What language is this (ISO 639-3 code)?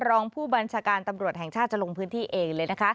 tha